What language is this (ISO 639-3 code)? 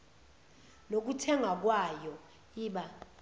zul